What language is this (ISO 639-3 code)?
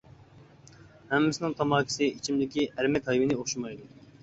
uig